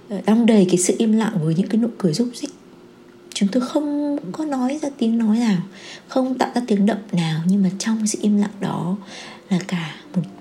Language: Vietnamese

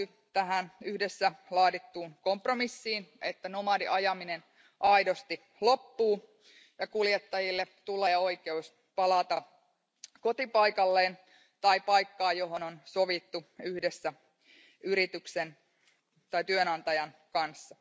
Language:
Finnish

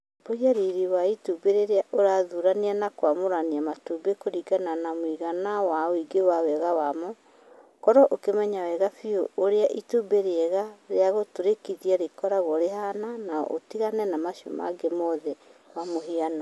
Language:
Kikuyu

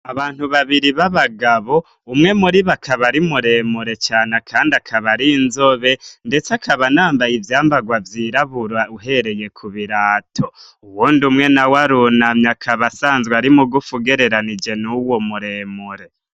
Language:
Rundi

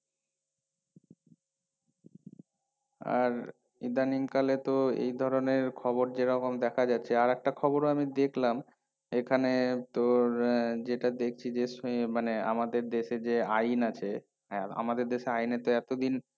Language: Bangla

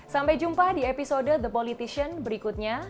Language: Indonesian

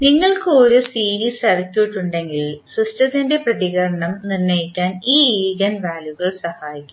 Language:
Malayalam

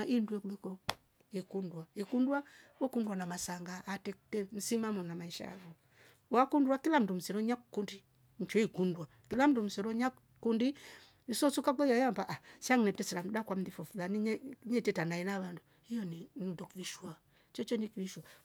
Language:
Rombo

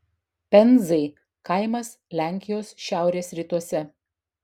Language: Lithuanian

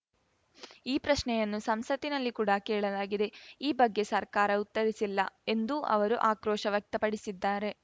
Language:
Kannada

